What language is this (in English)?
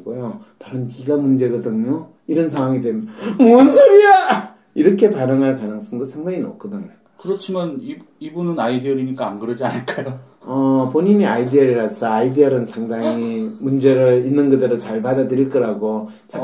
Korean